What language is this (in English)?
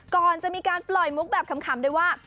Thai